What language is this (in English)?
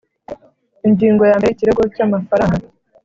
Kinyarwanda